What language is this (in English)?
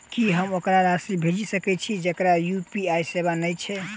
Maithili